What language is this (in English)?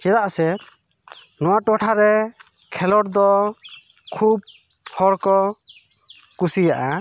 Santali